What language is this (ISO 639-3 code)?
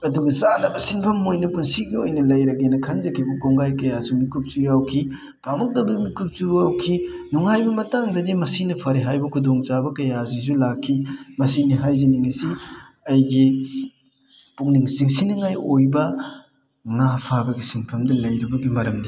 mni